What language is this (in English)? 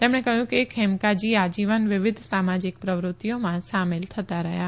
Gujarati